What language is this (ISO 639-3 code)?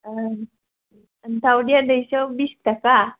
brx